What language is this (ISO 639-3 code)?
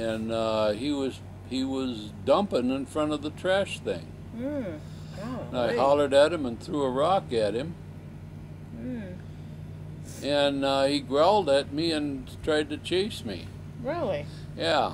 eng